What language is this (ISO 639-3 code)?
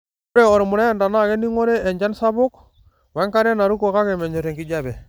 mas